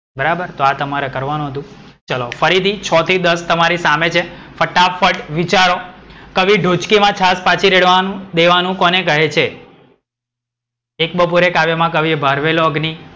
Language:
Gujarati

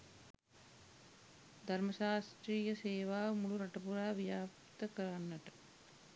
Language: Sinhala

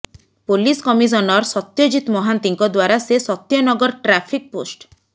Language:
Odia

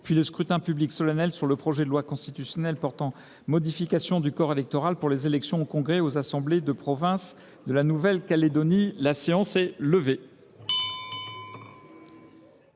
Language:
French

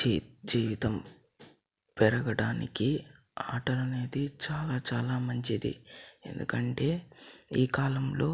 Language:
Telugu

